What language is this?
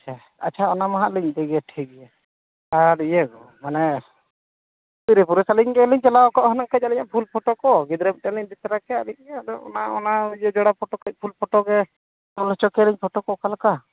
Santali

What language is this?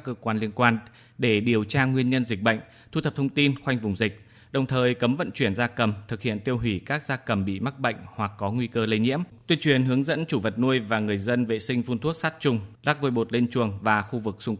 Vietnamese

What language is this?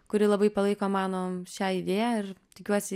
Lithuanian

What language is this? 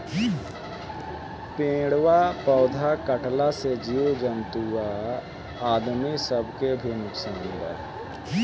Bhojpuri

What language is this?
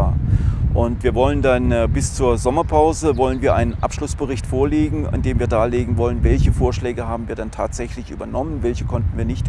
German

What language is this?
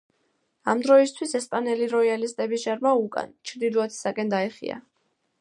Georgian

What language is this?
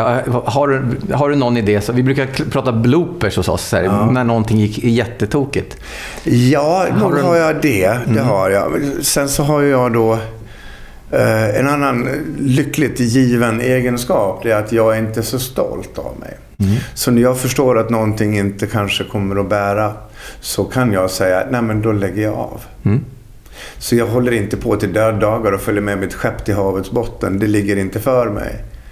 Swedish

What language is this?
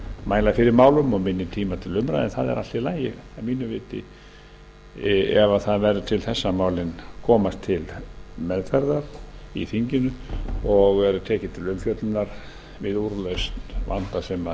Icelandic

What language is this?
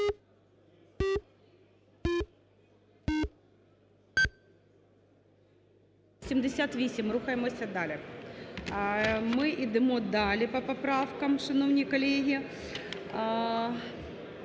Ukrainian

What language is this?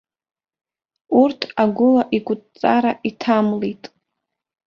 Abkhazian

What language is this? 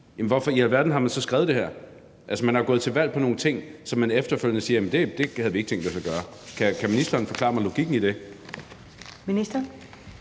Danish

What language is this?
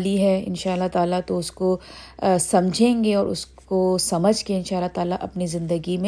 Urdu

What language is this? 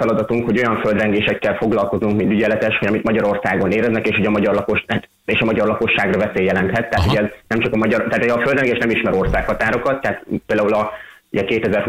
Hungarian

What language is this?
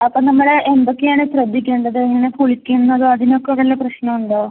Malayalam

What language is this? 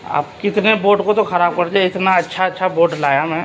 Urdu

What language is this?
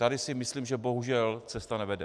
Czech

